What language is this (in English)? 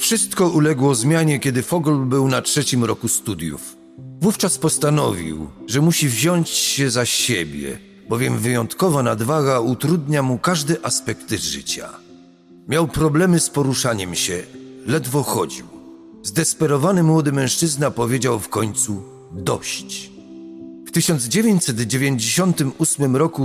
Polish